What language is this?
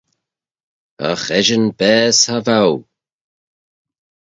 Manx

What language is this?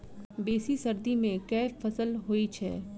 Maithili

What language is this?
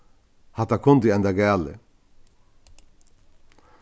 Faroese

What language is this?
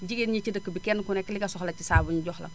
Wolof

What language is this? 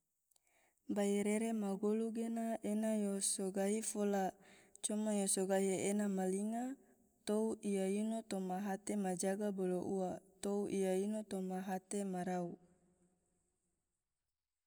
Tidore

